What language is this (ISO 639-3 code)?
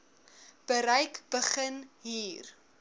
afr